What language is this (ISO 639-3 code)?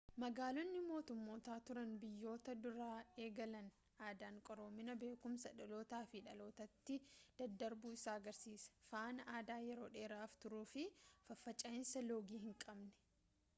orm